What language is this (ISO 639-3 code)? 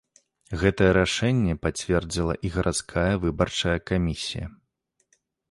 bel